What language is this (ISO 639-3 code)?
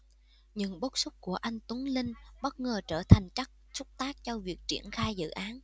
vie